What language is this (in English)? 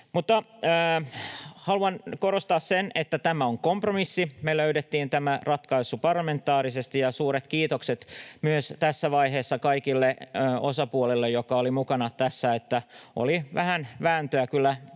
Finnish